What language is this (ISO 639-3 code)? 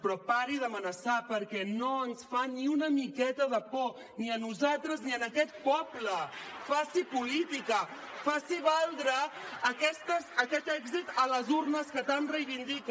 cat